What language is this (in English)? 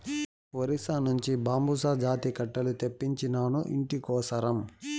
Telugu